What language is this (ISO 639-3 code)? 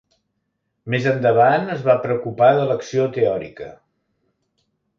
cat